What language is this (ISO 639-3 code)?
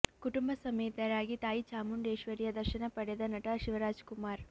kan